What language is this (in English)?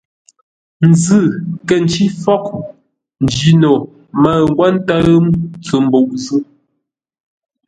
Ngombale